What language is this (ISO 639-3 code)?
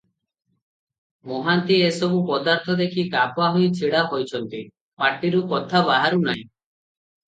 ori